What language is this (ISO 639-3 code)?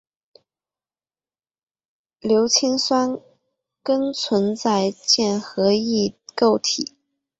zho